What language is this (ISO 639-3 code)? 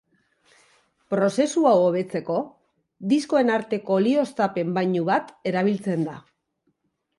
eus